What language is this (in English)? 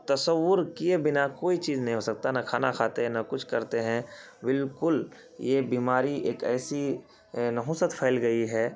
Urdu